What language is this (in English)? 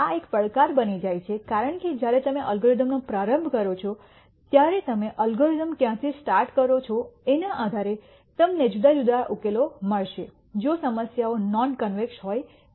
Gujarati